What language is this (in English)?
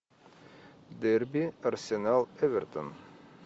Russian